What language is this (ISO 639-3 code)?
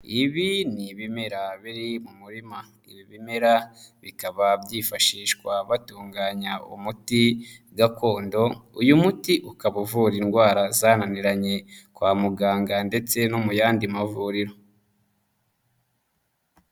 kin